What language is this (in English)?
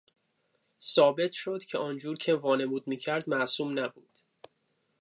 Persian